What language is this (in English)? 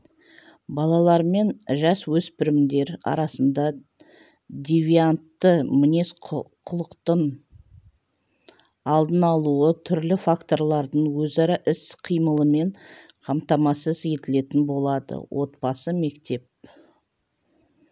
Kazakh